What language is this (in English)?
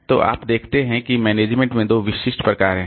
Hindi